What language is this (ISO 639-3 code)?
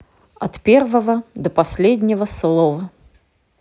rus